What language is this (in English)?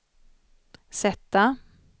Swedish